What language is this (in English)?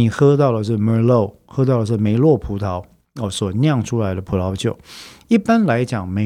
Chinese